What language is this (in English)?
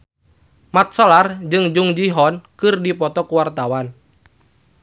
Sundanese